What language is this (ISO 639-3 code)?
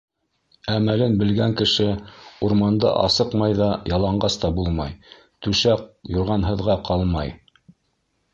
bak